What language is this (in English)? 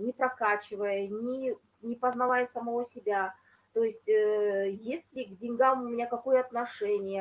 Russian